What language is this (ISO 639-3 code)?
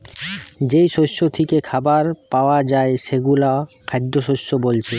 ben